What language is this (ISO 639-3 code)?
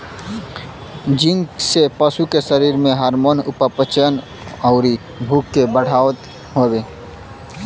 bho